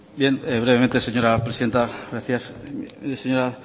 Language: Spanish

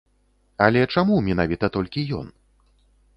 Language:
Belarusian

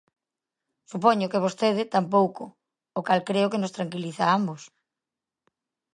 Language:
Galician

